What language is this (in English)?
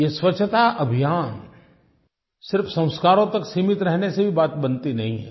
Hindi